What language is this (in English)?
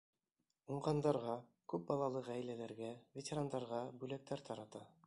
Bashkir